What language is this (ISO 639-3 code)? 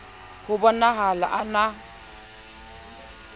sot